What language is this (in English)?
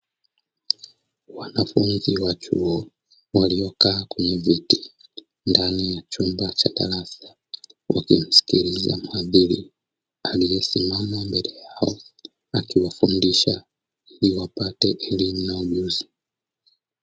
Swahili